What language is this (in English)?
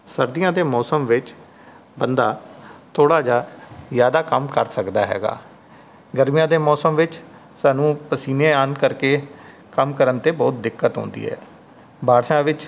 Punjabi